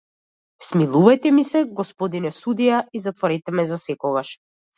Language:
Macedonian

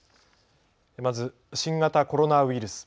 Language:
Japanese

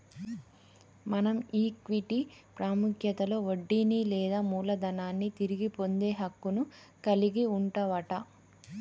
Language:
Telugu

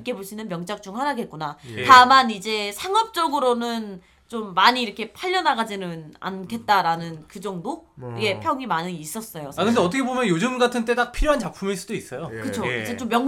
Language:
Korean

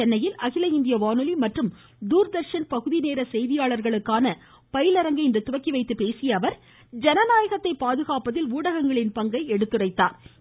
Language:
Tamil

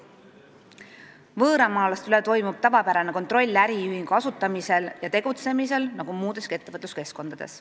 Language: Estonian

